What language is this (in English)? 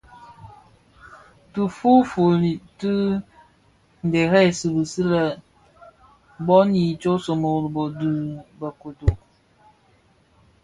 Bafia